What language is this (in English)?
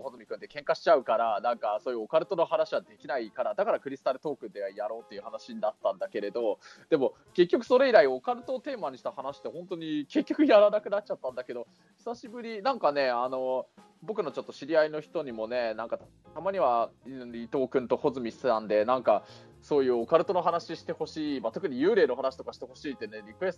Japanese